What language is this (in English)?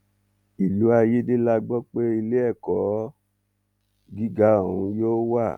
Yoruba